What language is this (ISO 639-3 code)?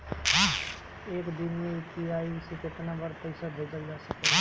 bho